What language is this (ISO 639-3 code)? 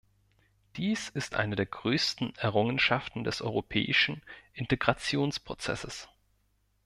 deu